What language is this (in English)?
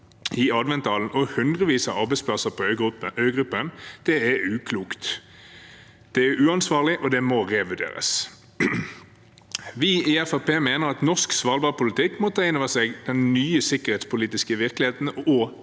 Norwegian